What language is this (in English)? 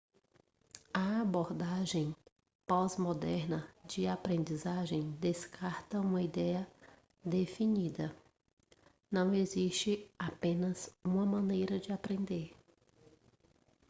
Portuguese